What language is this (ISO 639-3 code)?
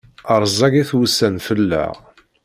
kab